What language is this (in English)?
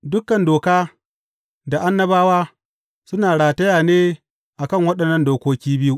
Hausa